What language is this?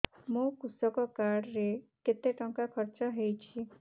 Odia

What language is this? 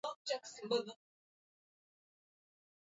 Swahili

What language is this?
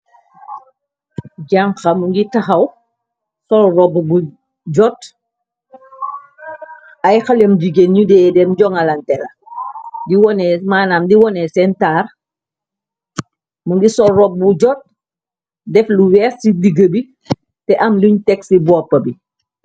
Wolof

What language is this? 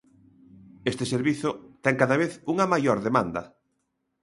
Galician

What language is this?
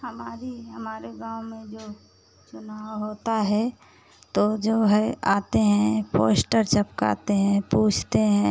Hindi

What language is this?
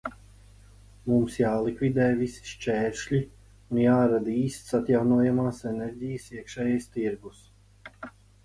Latvian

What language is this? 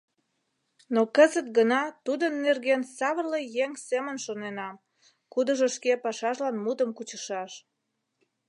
Mari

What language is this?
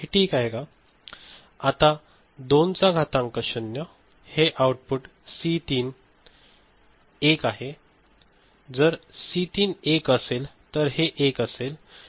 Marathi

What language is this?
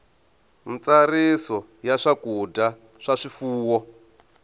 Tsonga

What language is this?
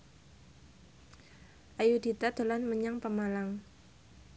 Javanese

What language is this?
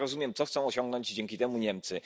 Polish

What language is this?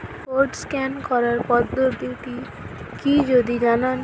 Bangla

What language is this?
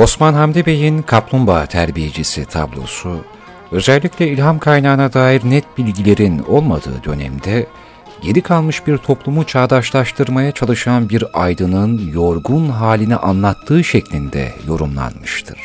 Turkish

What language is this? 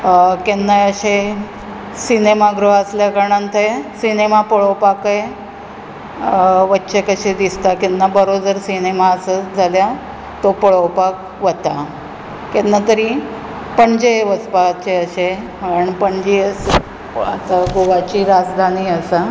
Konkani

